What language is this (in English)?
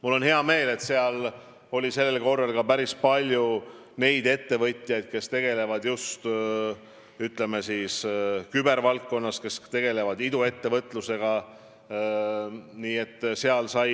Estonian